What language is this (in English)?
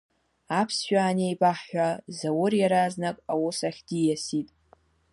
Abkhazian